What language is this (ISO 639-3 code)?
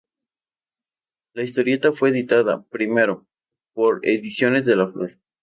spa